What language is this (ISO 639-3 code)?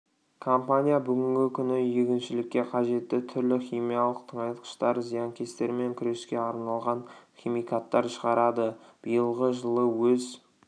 kaz